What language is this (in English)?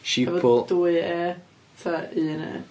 Welsh